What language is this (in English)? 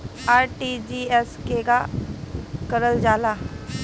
Bhojpuri